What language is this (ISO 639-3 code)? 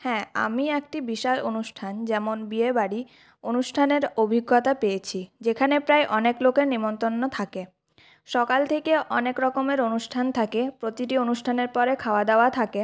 ben